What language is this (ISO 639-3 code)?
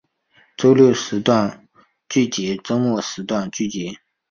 zho